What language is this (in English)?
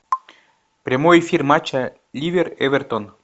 Russian